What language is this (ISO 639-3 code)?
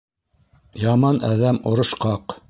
bak